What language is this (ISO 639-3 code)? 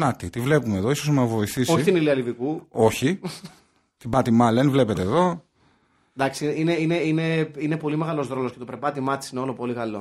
ell